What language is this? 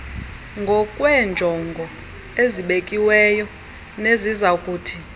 Xhosa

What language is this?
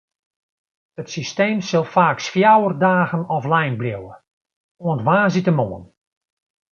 Western Frisian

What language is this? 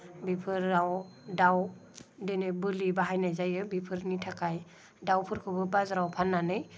Bodo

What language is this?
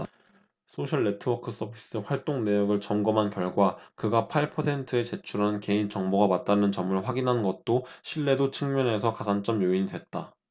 Korean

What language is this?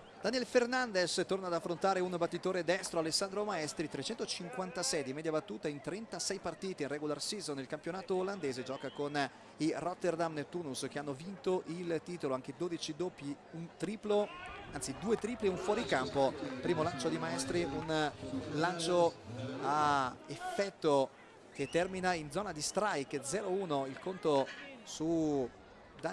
Italian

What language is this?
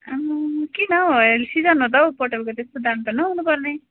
Nepali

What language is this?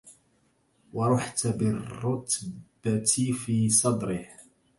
Arabic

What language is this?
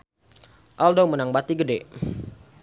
Sundanese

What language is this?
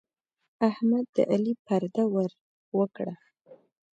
Pashto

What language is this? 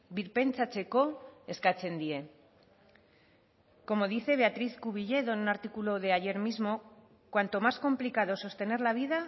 Spanish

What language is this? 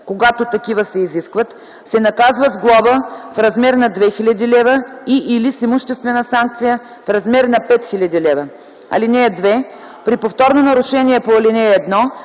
Bulgarian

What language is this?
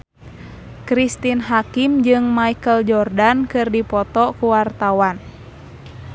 Sundanese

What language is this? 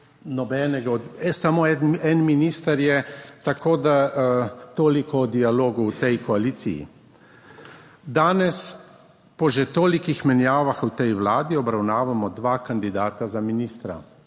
Slovenian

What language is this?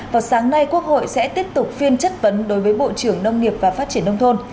Vietnamese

